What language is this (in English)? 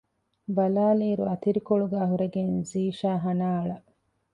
Divehi